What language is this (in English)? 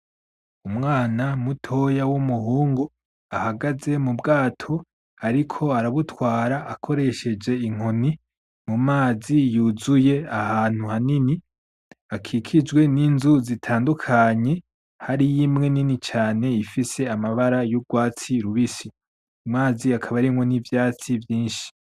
Rundi